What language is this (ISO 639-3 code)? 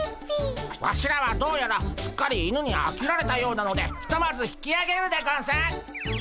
jpn